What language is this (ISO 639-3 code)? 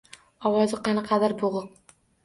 uzb